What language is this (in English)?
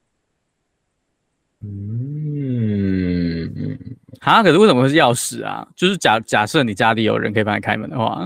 Chinese